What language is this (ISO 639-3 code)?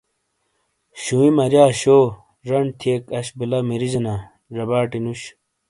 scl